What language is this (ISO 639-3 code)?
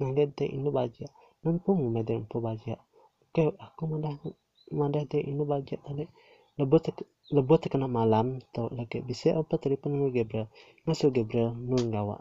msa